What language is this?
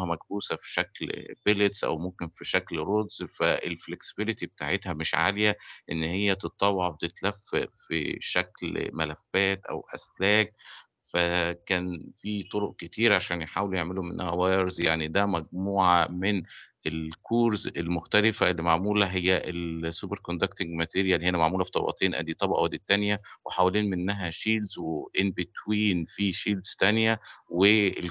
Arabic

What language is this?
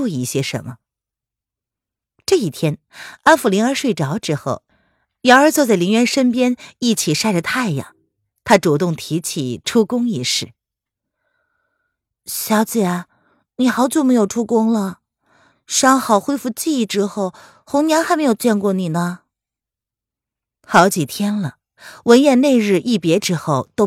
Chinese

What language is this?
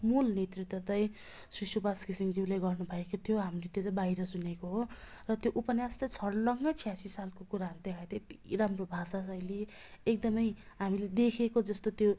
Nepali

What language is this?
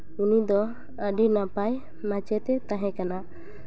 Santali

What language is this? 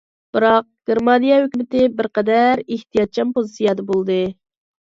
Uyghur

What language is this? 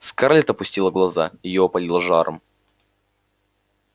Russian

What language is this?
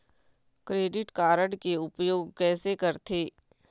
Chhattisgarhi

